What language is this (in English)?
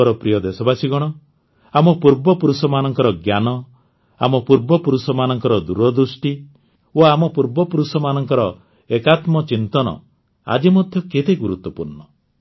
Odia